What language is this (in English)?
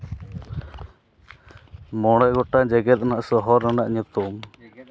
Santali